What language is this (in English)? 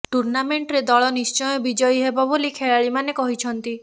Odia